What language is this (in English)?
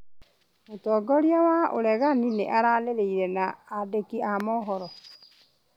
Kikuyu